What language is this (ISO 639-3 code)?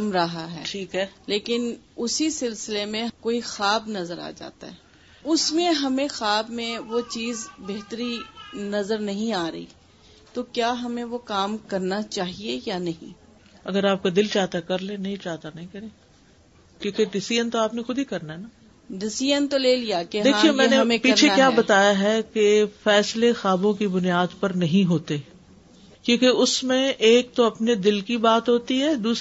urd